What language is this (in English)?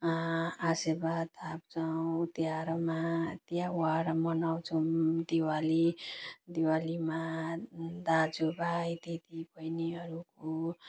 Nepali